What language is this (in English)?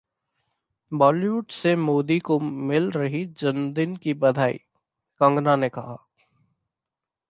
Hindi